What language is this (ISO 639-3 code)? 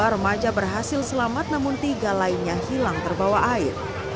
ind